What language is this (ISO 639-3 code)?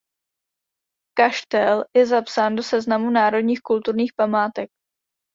ces